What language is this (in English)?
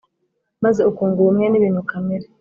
Kinyarwanda